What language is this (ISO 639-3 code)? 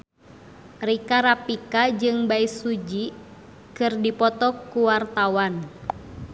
sun